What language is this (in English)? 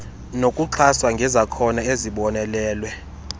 Xhosa